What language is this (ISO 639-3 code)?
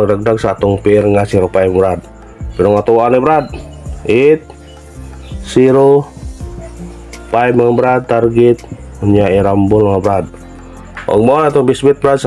ind